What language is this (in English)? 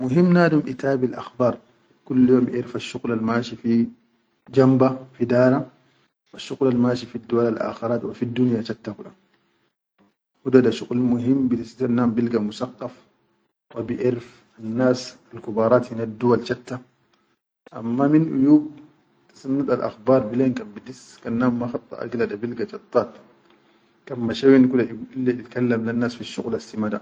Chadian Arabic